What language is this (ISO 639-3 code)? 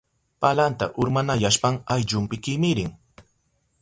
qup